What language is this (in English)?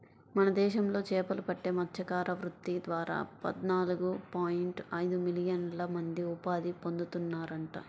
Telugu